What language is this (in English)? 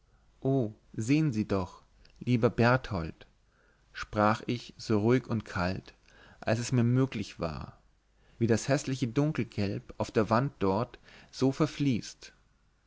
German